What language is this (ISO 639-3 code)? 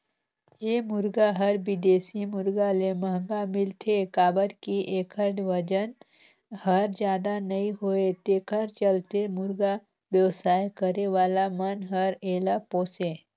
hne